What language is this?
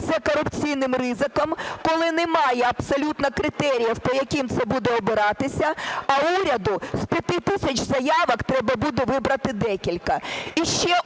Ukrainian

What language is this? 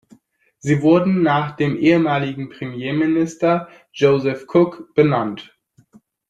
German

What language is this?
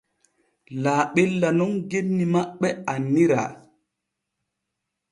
Borgu Fulfulde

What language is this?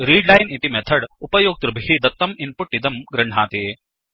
Sanskrit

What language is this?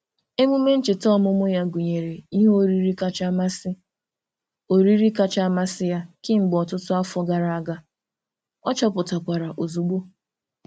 Igbo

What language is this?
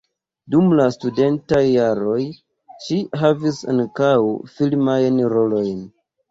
Esperanto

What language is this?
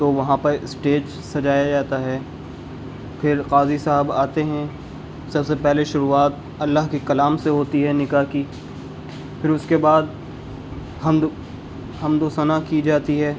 Urdu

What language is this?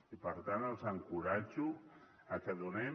Catalan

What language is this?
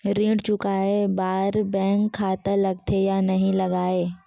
Chhattisgarhi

